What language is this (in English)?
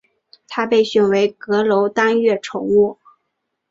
Chinese